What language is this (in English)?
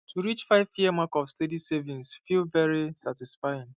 Nigerian Pidgin